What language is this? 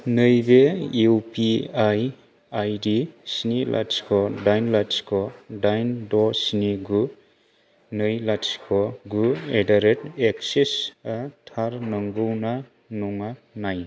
Bodo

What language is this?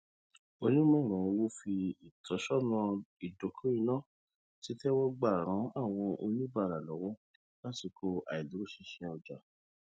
Yoruba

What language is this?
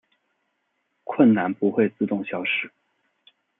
Chinese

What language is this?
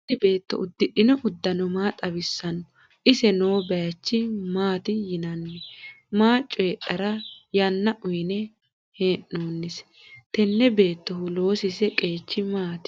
Sidamo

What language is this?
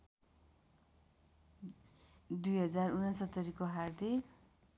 Nepali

